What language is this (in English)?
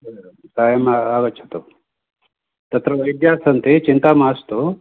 Sanskrit